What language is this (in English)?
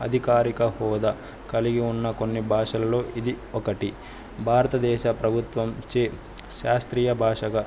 Telugu